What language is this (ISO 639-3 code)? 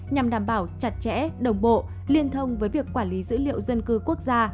vie